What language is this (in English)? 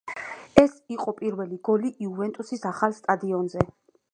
Georgian